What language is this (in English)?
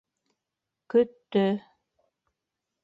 Bashkir